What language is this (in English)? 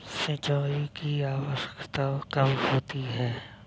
Hindi